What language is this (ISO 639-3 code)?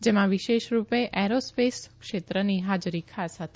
guj